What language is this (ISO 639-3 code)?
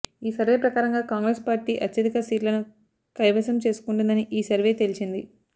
tel